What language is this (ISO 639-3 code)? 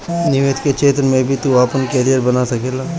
bho